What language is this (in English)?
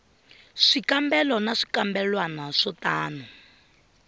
Tsonga